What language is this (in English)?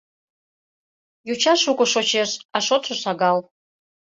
Mari